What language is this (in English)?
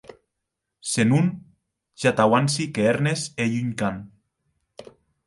Occitan